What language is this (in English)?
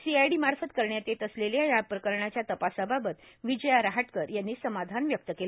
Marathi